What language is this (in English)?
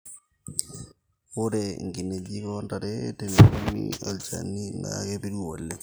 Masai